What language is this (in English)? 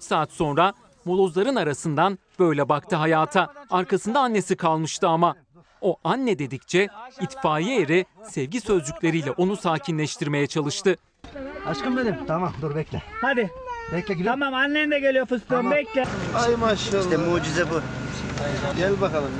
Turkish